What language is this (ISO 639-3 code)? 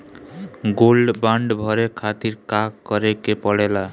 bho